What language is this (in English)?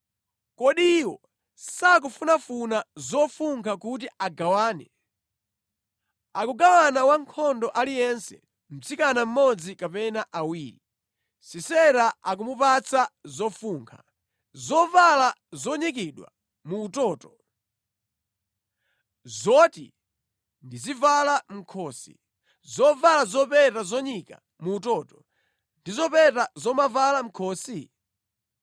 Nyanja